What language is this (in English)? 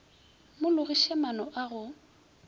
Northern Sotho